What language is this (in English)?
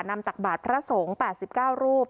Thai